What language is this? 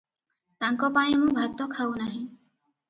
Odia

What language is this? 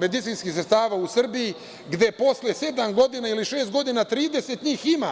Serbian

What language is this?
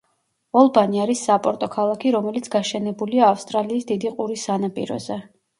Georgian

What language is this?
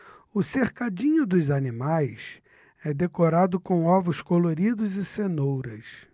Portuguese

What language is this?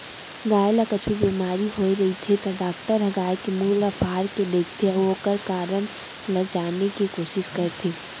Chhattisgarhi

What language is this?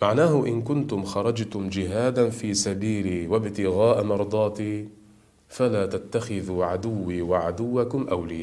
Arabic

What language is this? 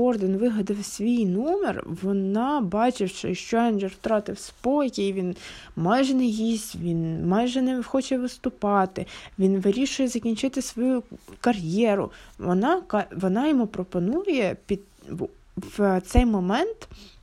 Ukrainian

